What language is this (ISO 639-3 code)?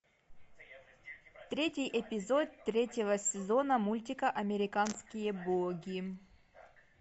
rus